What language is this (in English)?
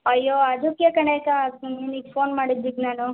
Kannada